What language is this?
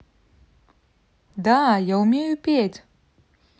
Russian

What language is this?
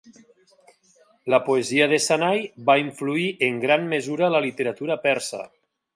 Catalan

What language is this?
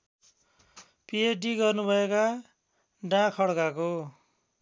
Nepali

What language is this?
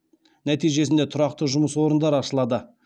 Kazakh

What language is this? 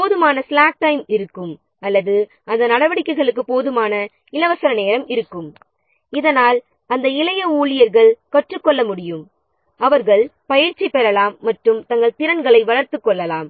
Tamil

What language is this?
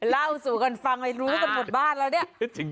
Thai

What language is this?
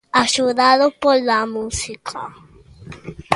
Galician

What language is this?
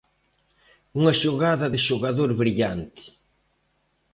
Galician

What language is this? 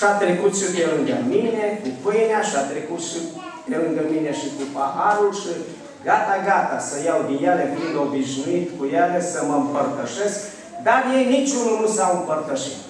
Romanian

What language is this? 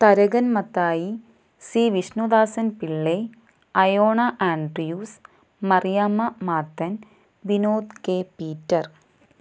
Malayalam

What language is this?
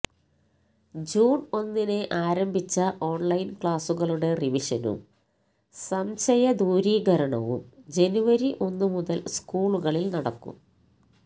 Malayalam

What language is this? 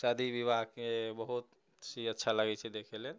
Maithili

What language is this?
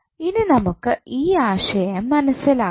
Malayalam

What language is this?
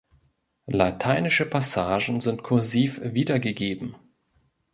German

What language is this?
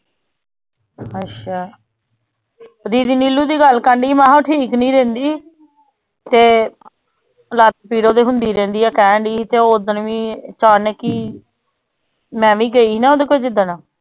Punjabi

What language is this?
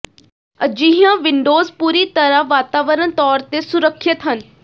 Punjabi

